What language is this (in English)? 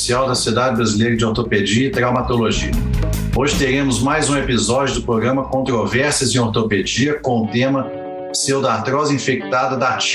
Portuguese